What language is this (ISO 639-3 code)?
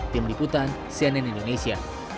ind